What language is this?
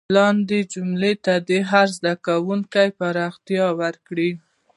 Pashto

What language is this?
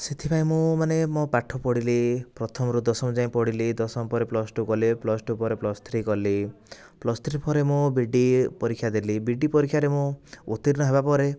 Odia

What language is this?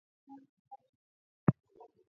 Swahili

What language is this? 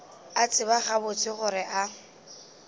Northern Sotho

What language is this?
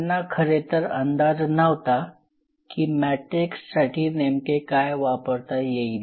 Marathi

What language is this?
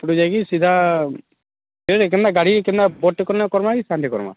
Odia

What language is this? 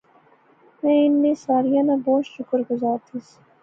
Pahari-Potwari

